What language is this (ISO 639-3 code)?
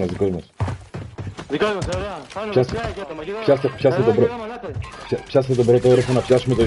ell